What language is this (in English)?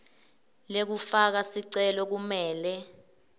Swati